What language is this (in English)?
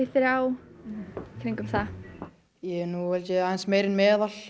Icelandic